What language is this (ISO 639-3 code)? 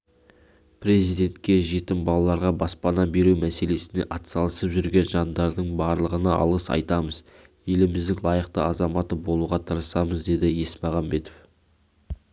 kaz